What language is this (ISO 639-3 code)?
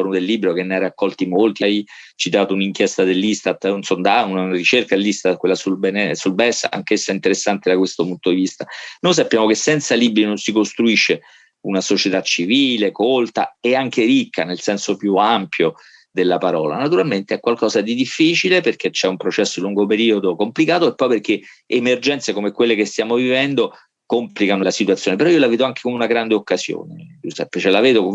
ita